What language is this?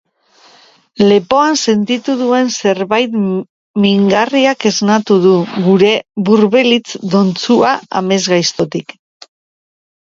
Basque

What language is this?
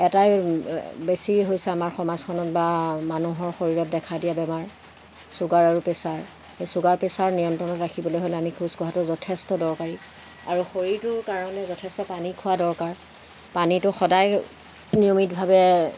Assamese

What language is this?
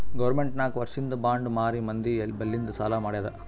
Kannada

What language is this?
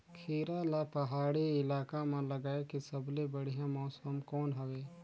Chhattisgarhi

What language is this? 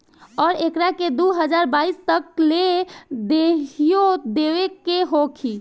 Bhojpuri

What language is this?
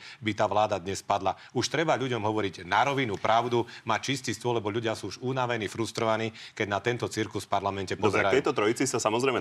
Slovak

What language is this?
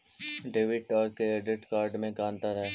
Magahi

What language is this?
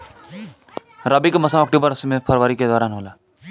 Bhojpuri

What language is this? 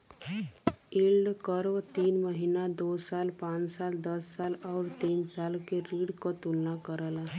Bhojpuri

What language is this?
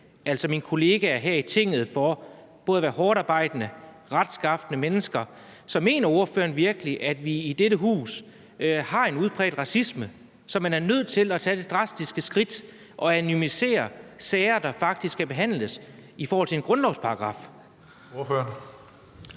Danish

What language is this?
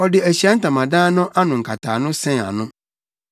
Akan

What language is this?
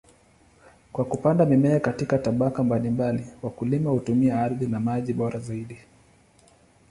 Swahili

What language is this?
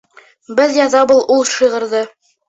Bashkir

